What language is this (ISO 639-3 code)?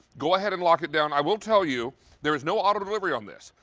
eng